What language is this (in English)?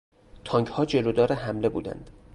Persian